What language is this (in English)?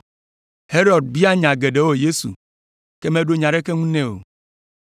Ewe